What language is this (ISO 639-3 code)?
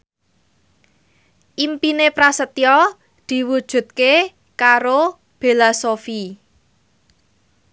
jav